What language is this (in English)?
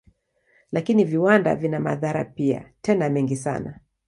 Swahili